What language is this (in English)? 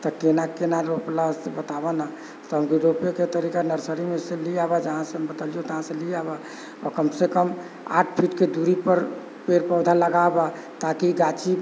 Maithili